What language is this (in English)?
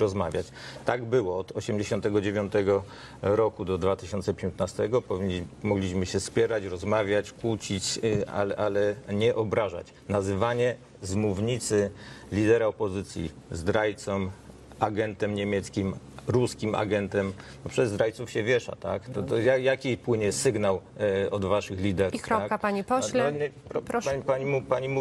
Polish